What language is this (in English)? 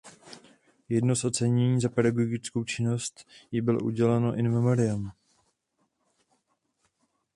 Czech